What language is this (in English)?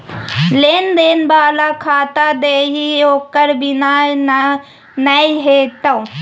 Maithili